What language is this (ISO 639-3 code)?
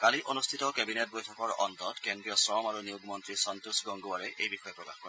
asm